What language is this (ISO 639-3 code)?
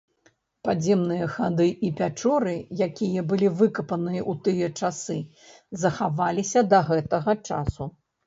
bel